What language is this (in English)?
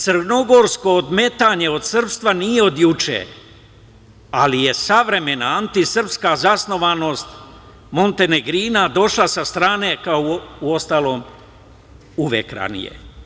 Serbian